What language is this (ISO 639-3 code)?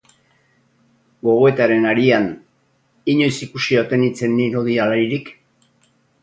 eus